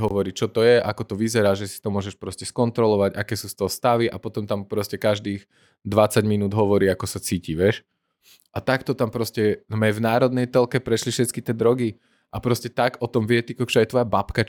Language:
Slovak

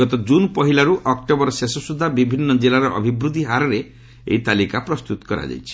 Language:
Odia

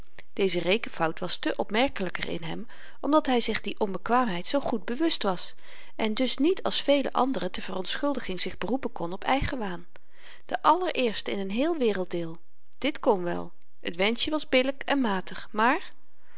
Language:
Dutch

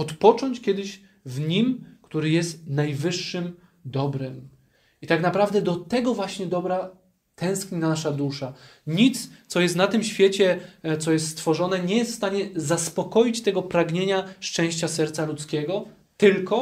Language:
Polish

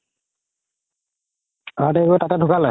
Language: Assamese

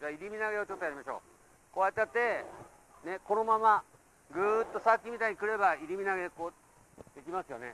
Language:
Japanese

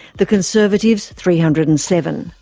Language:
English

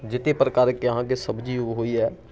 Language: Maithili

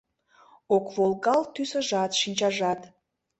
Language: Mari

